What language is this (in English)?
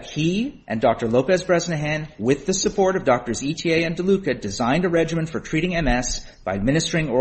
English